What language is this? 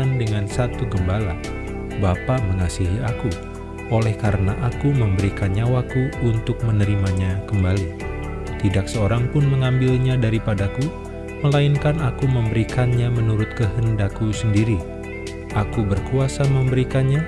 Indonesian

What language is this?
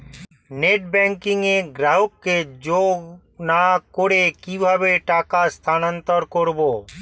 Bangla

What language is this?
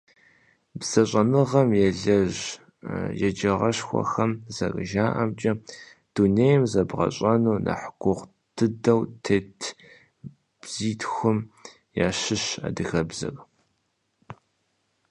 Kabardian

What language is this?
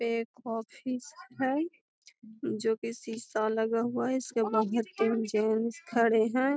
Magahi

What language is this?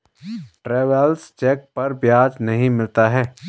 Hindi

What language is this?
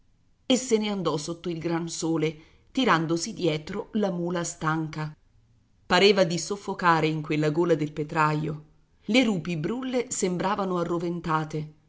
Italian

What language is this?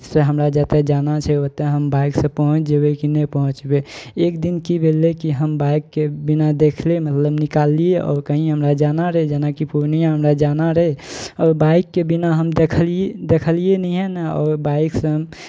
Maithili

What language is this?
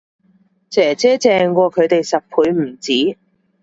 Cantonese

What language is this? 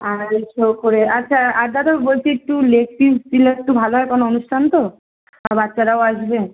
Bangla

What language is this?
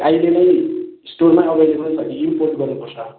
Nepali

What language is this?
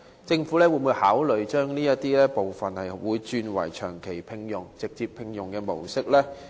Cantonese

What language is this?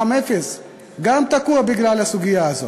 Hebrew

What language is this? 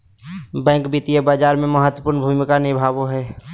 Magahi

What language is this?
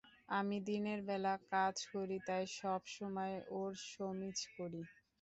Bangla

